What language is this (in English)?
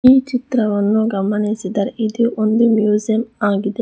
Kannada